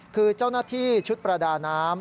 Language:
Thai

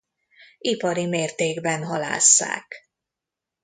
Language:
Hungarian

